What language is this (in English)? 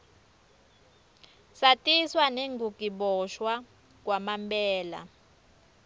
Swati